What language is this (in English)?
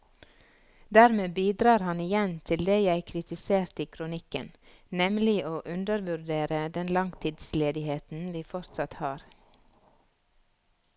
Norwegian